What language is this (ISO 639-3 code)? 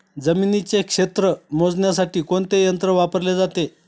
mar